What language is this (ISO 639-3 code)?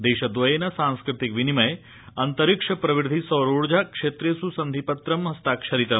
san